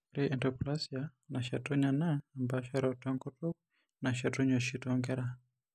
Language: Masai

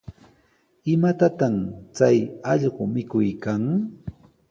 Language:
Sihuas Ancash Quechua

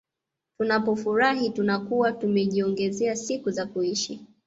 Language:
Swahili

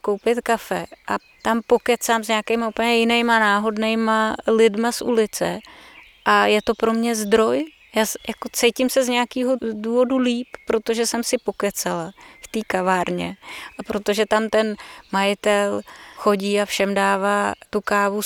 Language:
Czech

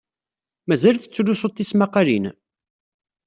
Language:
Kabyle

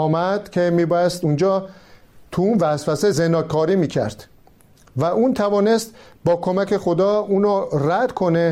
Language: Persian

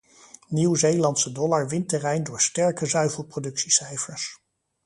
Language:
Dutch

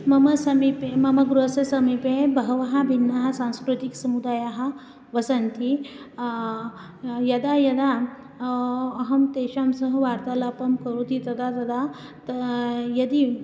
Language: Sanskrit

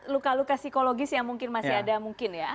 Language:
Indonesian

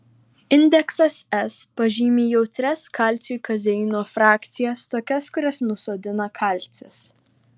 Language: Lithuanian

